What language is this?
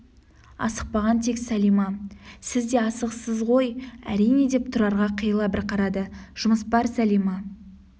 Kazakh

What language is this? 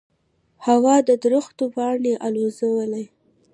Pashto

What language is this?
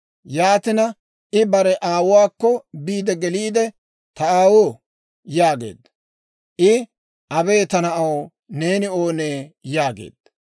Dawro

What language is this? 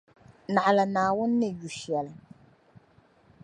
Dagbani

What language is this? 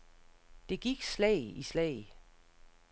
Danish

